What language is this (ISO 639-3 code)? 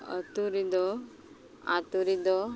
sat